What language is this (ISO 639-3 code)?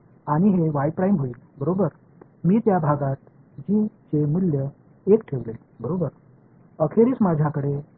tam